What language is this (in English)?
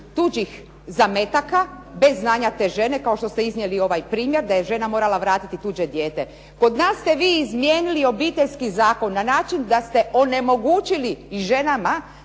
Croatian